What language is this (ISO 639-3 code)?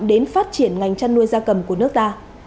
vie